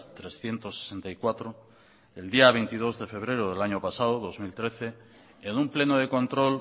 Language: Spanish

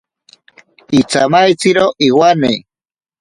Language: Ashéninka Perené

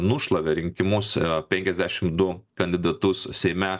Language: Lithuanian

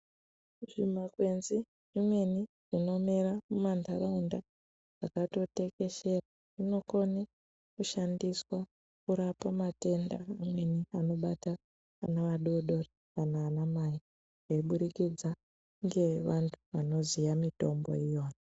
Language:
Ndau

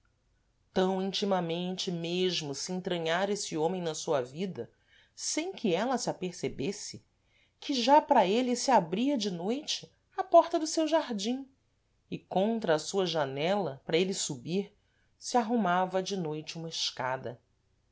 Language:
Portuguese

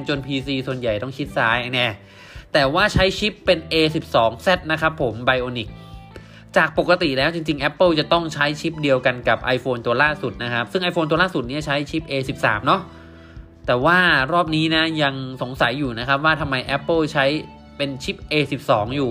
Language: Thai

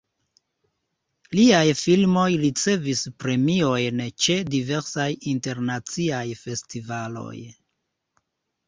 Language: Esperanto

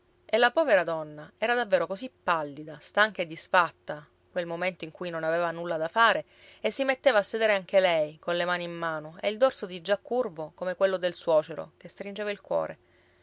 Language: Italian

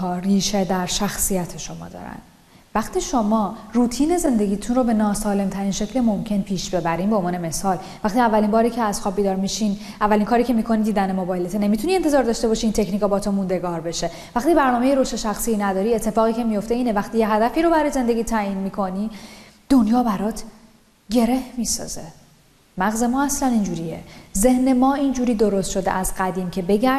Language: Persian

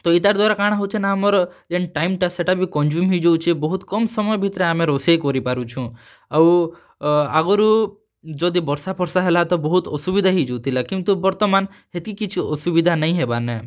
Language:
Odia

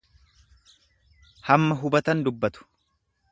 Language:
Oromo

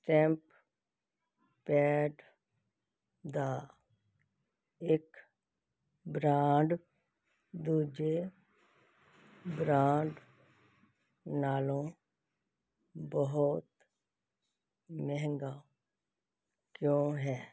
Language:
Punjabi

